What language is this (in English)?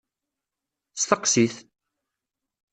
Kabyle